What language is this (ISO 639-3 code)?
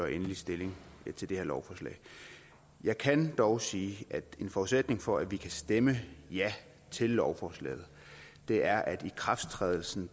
dan